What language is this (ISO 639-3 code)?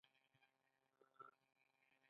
pus